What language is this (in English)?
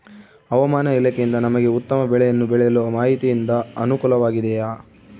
Kannada